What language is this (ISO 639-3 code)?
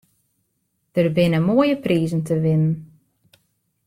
fry